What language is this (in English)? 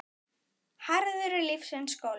Icelandic